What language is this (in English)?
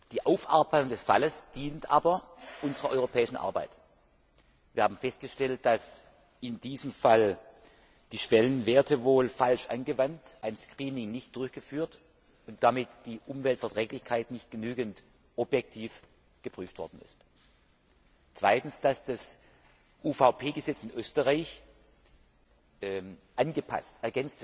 German